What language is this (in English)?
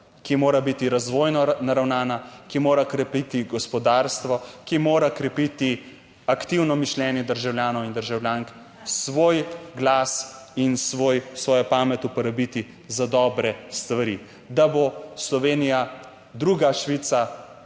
Slovenian